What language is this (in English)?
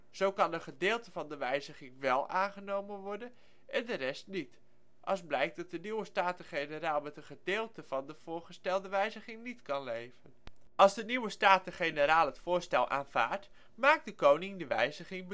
Dutch